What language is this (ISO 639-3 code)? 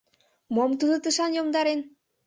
chm